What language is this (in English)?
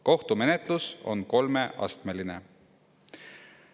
Estonian